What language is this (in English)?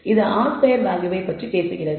Tamil